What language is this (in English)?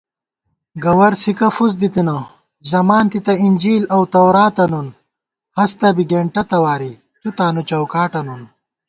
Gawar-Bati